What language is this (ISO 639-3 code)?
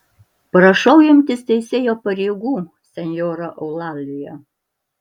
lit